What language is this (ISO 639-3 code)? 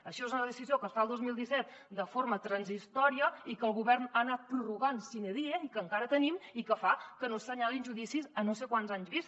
cat